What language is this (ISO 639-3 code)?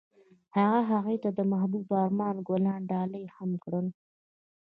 pus